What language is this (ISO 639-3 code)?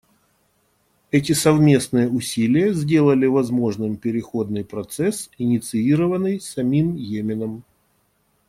rus